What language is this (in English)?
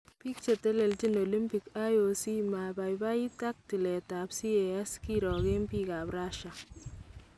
Kalenjin